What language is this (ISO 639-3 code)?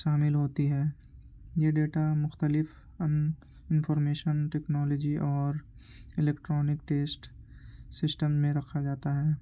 urd